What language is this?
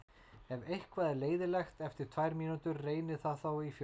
Icelandic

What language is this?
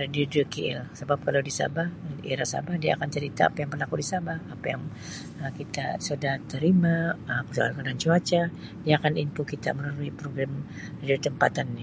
Sabah Malay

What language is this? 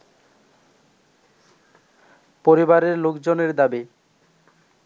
Bangla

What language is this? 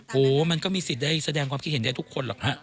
Thai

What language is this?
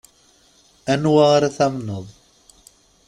Kabyle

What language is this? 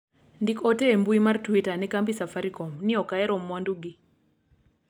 Luo (Kenya and Tanzania)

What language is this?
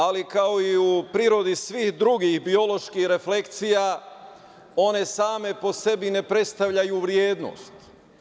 Serbian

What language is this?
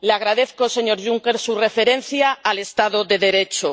Spanish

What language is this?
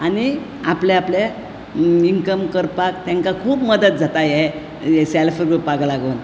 Konkani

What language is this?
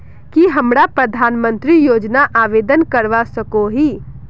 Magahi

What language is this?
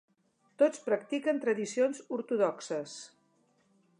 Catalan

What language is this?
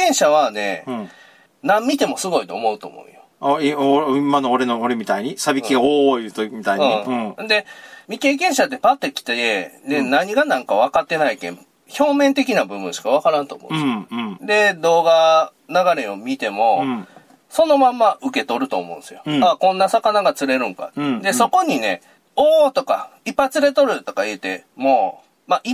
Japanese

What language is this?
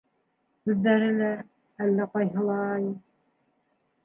Bashkir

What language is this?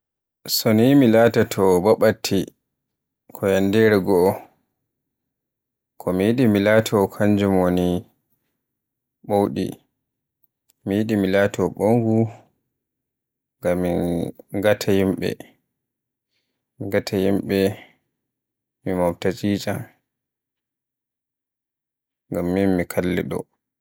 Borgu Fulfulde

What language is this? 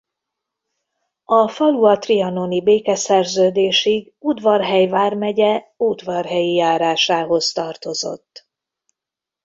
Hungarian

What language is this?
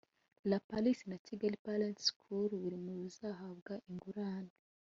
Kinyarwanda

